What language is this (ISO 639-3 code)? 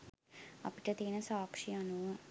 sin